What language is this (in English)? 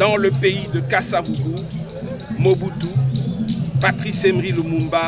French